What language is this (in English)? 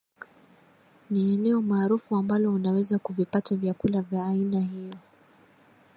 Swahili